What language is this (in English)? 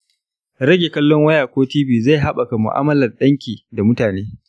Hausa